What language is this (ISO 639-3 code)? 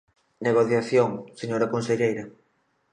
glg